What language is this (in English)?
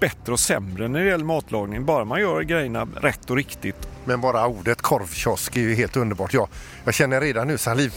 Swedish